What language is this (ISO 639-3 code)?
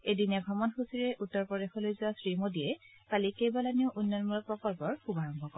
asm